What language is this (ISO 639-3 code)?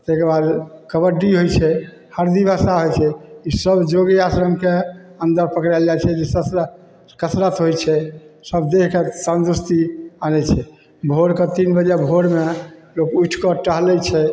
mai